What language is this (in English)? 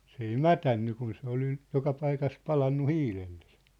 Finnish